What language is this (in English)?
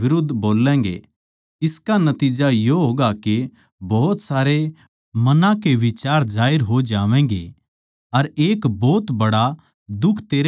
Haryanvi